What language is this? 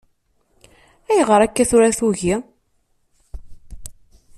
Kabyle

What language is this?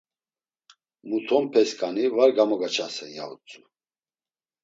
Laz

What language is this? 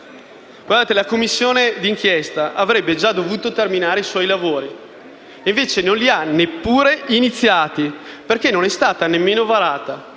Italian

